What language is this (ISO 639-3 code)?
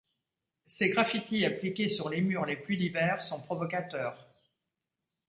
fra